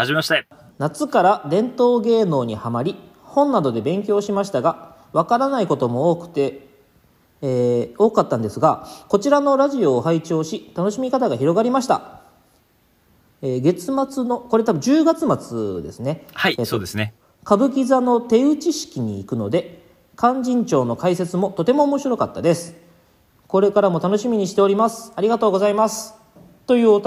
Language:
Japanese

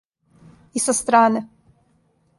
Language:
Serbian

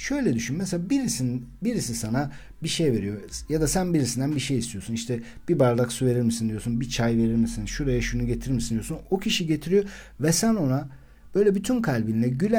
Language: Turkish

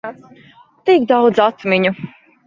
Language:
Latvian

